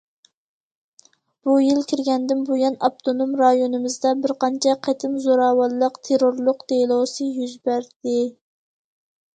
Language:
Uyghur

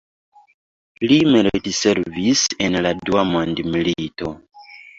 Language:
Esperanto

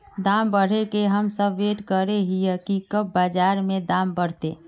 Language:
Magahi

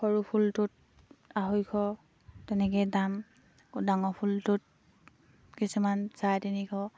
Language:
Assamese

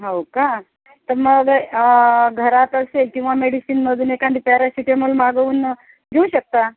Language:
Marathi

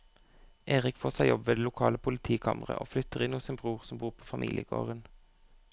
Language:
Norwegian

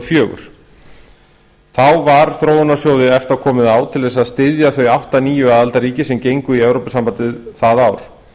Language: Icelandic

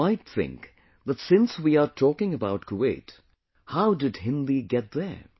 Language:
English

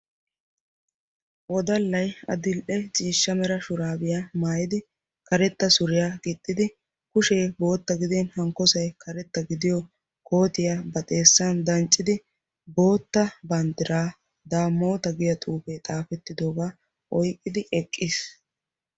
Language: Wolaytta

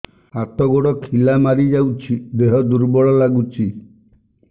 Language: Odia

